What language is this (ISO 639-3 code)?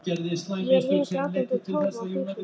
isl